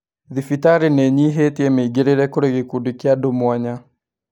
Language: Kikuyu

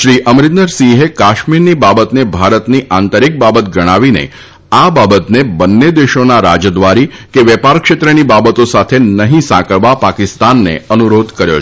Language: Gujarati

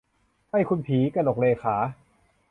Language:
Thai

